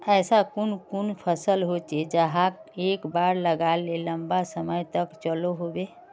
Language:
Magahi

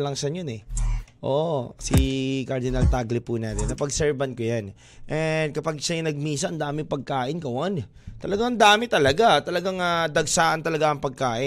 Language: Filipino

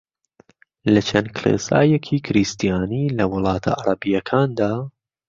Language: Central Kurdish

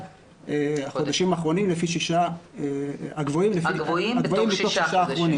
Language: Hebrew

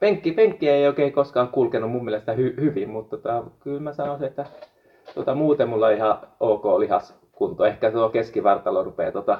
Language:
Finnish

